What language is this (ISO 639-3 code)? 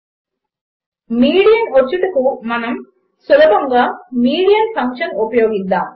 tel